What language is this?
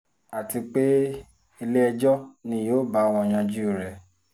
Yoruba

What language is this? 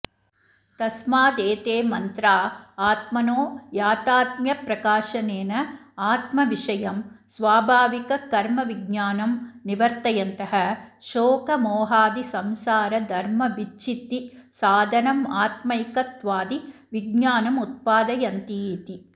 Sanskrit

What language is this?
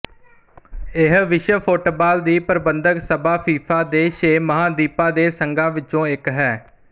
Punjabi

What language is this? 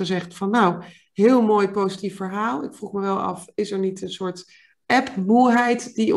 Dutch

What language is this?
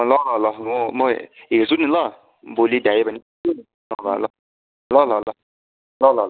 Nepali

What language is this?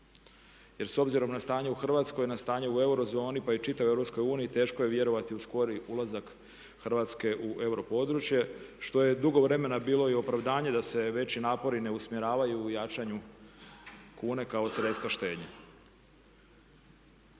Croatian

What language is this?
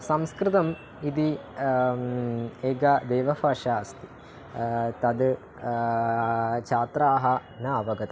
Sanskrit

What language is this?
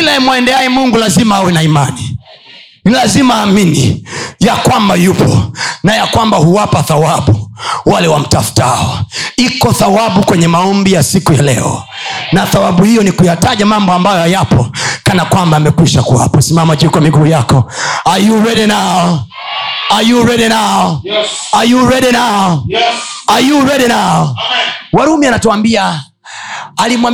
Swahili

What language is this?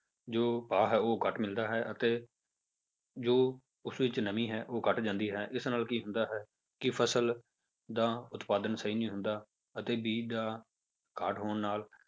Punjabi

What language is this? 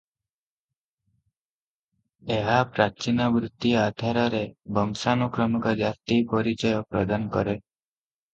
Odia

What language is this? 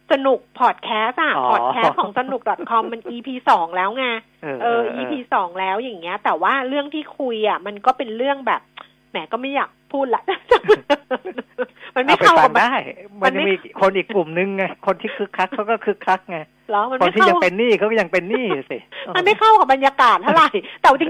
Thai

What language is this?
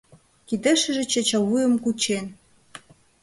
Mari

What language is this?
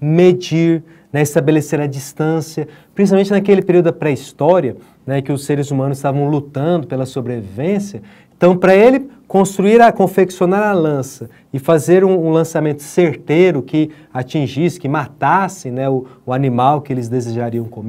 Portuguese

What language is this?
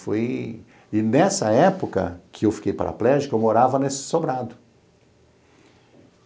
Portuguese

